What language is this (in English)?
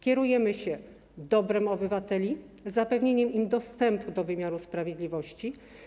Polish